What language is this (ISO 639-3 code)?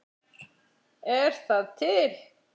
isl